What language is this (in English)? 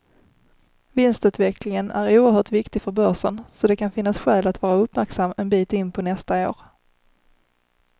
Swedish